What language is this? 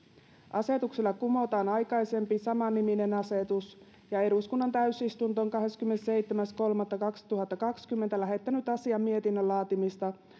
Finnish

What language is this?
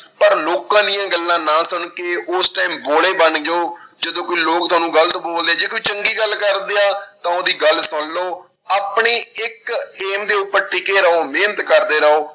Punjabi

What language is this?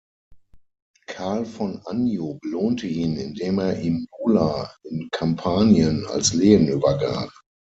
German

